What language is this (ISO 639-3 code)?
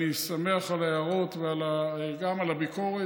heb